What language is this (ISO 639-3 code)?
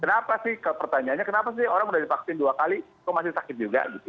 ind